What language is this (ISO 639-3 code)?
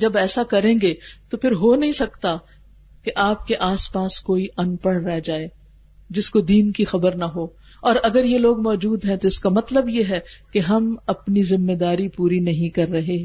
urd